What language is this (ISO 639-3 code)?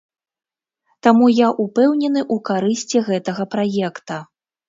bel